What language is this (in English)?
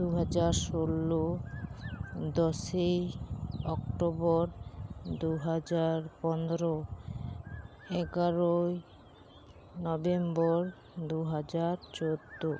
Santali